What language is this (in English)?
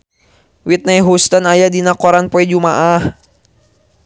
Sundanese